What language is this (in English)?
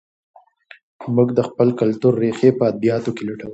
Pashto